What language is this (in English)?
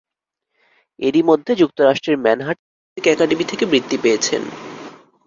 Bangla